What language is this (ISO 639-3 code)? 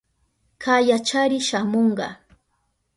qup